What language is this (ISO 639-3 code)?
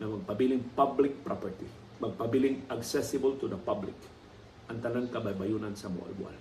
fil